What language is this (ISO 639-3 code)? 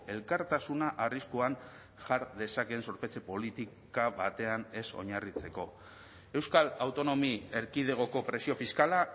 eus